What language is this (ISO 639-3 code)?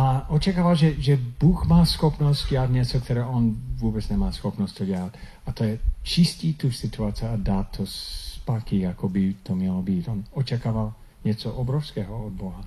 ces